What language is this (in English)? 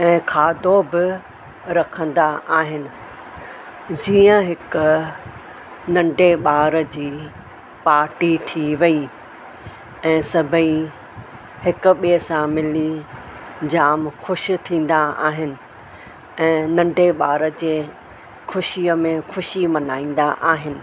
Sindhi